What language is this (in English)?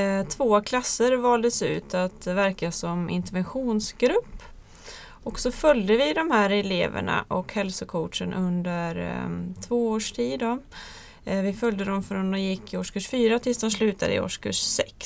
Swedish